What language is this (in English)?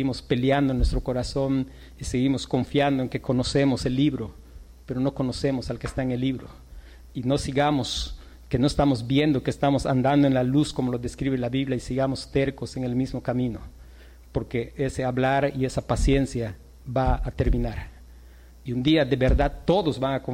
Spanish